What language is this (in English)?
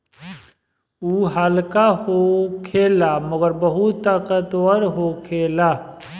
Bhojpuri